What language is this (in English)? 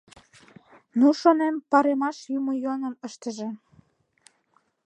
Mari